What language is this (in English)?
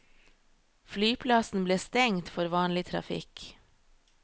Norwegian